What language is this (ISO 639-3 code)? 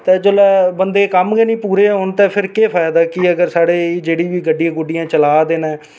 doi